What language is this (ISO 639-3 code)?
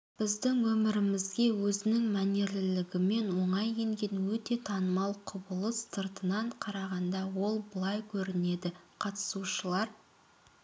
kaz